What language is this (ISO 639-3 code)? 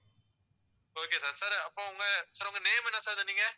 tam